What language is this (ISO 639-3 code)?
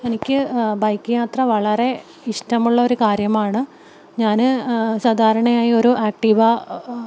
mal